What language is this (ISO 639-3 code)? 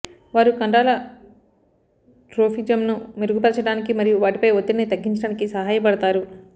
tel